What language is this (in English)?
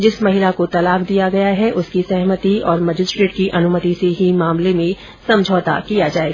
Hindi